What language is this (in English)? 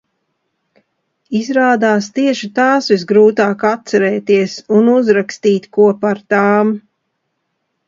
Latvian